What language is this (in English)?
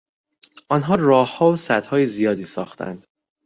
Persian